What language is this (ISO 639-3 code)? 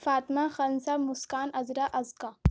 urd